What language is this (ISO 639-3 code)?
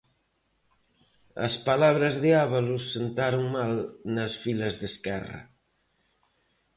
glg